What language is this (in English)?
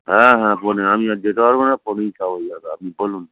Bangla